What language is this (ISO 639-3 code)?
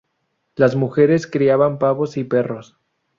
spa